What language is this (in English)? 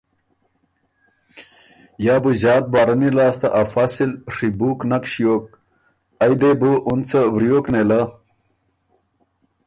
Ormuri